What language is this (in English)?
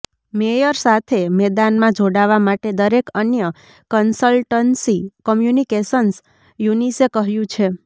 Gujarati